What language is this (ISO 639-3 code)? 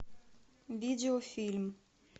rus